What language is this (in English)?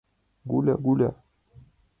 Mari